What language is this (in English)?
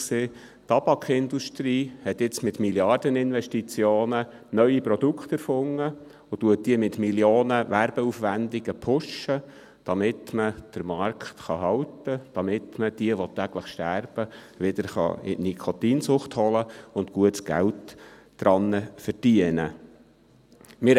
Swiss German